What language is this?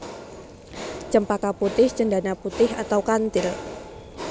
Javanese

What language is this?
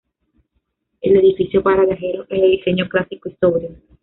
Spanish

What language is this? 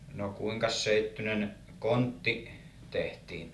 Finnish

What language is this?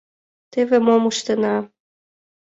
Mari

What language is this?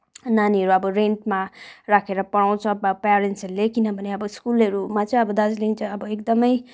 Nepali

